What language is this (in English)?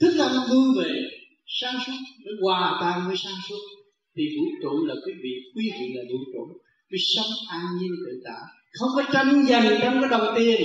Vietnamese